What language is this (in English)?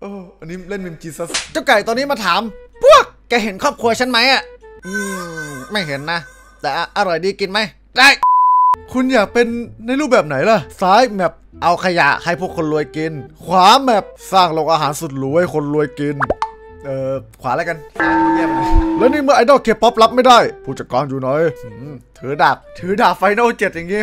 Thai